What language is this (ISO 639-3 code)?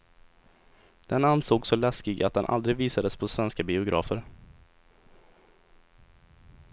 swe